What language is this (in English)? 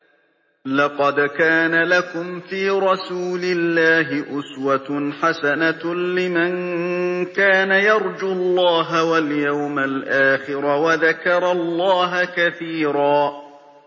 Arabic